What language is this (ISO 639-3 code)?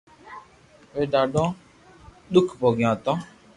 lrk